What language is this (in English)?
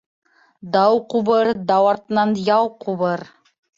Bashkir